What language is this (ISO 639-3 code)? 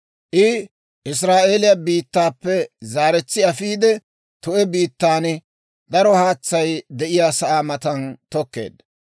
dwr